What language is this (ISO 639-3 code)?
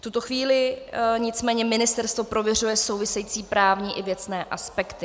ces